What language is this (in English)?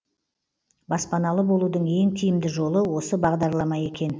Kazakh